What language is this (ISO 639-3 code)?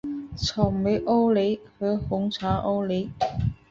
zho